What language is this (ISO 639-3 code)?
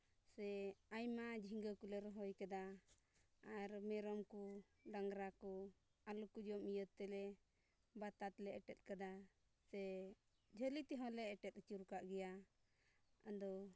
sat